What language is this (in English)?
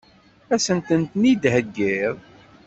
Kabyle